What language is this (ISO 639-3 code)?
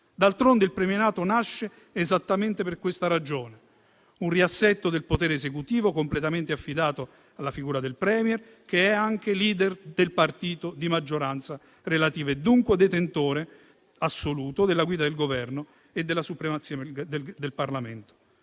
ita